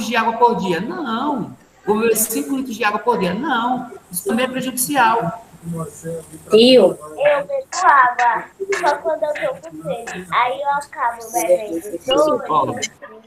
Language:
Portuguese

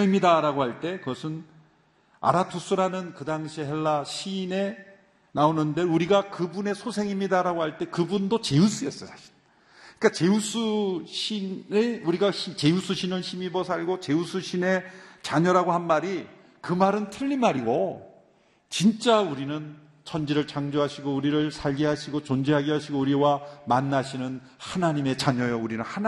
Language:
Korean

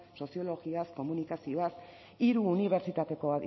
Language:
Basque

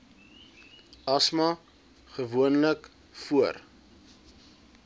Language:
Afrikaans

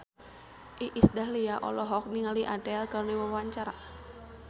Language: Sundanese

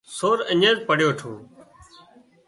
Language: Wadiyara Koli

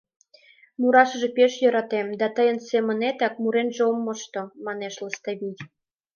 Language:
Mari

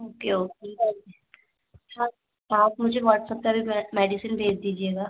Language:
Hindi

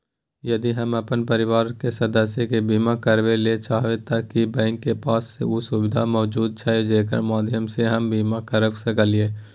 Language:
Maithili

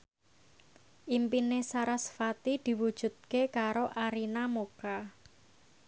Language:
Javanese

